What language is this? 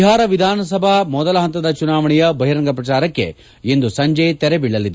Kannada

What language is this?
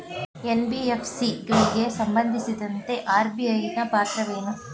Kannada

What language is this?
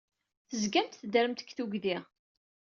Kabyle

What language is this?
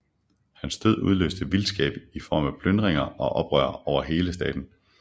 Danish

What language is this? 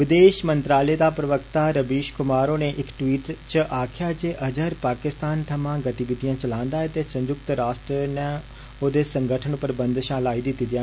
Dogri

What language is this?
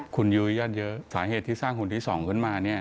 Thai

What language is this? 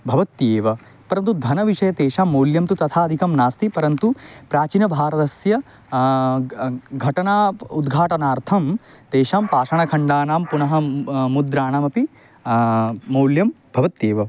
Sanskrit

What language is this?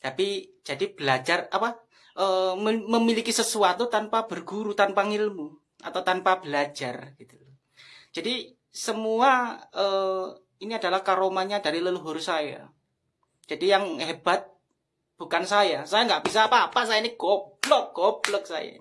Indonesian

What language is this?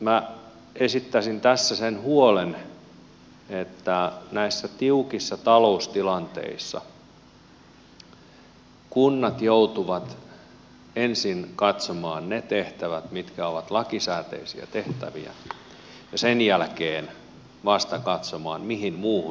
Finnish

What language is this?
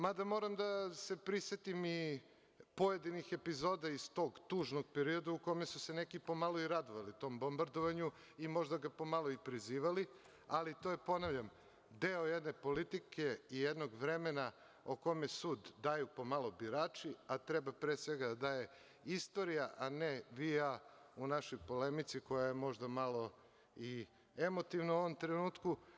Serbian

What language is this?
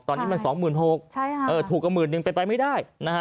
Thai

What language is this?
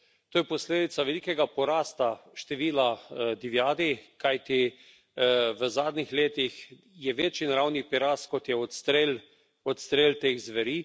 Slovenian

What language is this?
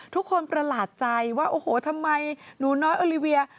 Thai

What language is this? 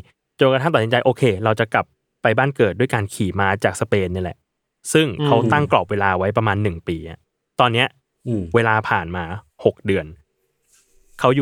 Thai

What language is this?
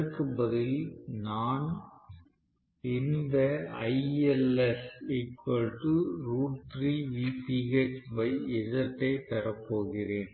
Tamil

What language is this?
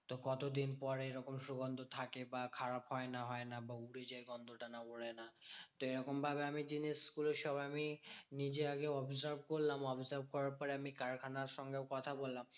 Bangla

